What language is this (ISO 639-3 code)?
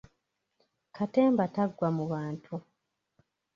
lug